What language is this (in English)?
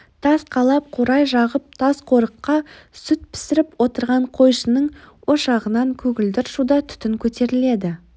Kazakh